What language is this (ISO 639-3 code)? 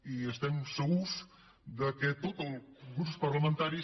cat